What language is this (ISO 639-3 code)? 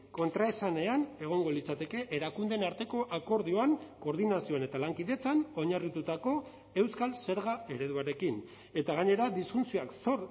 eus